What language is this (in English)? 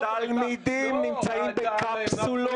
Hebrew